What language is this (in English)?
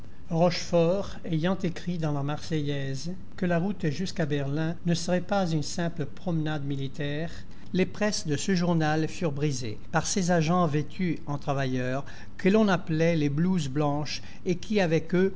French